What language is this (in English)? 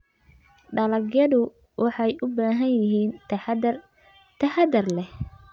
Somali